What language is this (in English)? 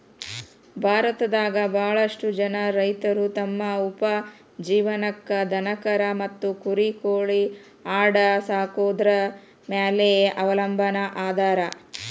Kannada